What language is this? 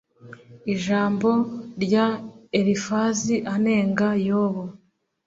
Kinyarwanda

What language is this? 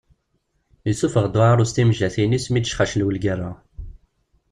Kabyle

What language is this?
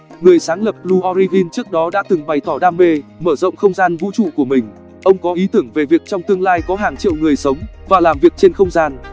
Vietnamese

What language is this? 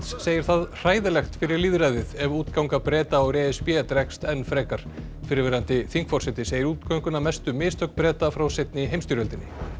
Icelandic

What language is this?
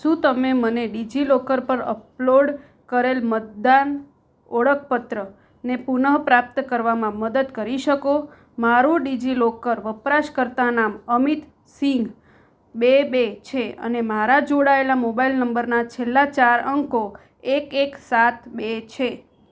Gujarati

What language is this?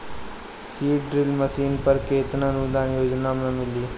Bhojpuri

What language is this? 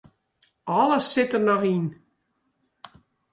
Western Frisian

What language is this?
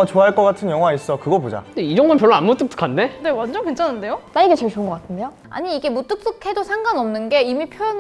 Korean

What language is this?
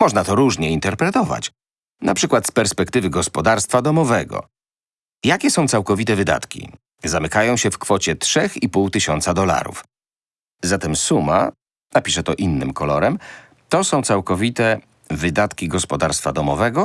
Polish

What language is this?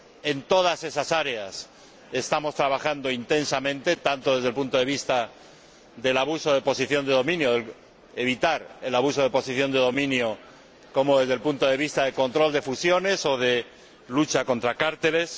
Spanish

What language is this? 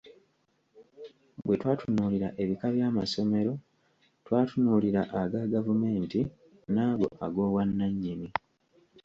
Ganda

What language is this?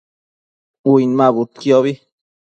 Matsés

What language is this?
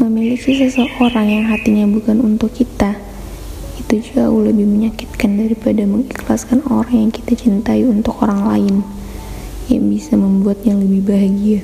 Indonesian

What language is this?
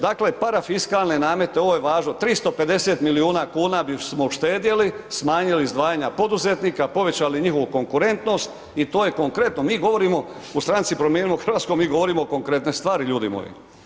Croatian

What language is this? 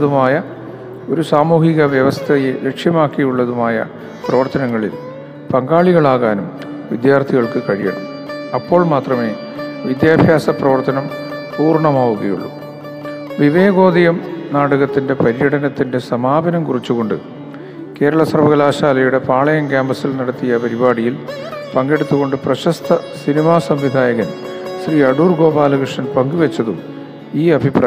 Malayalam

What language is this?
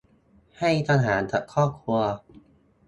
Thai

